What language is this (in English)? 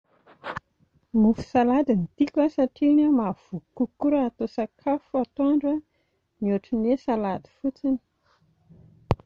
Malagasy